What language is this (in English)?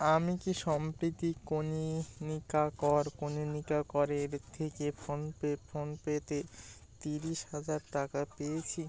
Bangla